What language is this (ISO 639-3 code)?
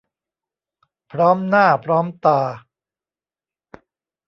tha